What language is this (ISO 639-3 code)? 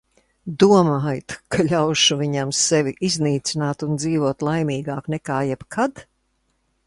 lav